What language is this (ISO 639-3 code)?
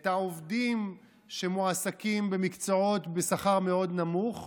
heb